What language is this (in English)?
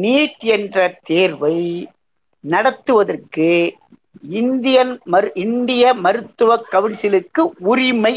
Tamil